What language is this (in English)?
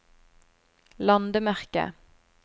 Norwegian